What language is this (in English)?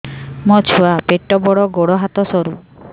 Odia